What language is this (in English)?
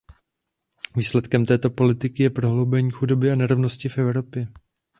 Czech